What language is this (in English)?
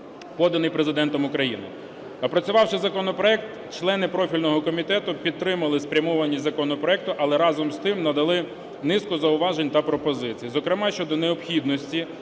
Ukrainian